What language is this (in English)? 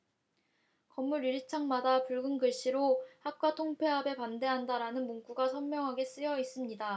Korean